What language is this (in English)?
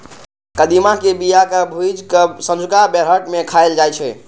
Maithili